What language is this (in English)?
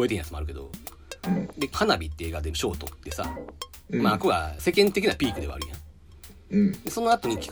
Japanese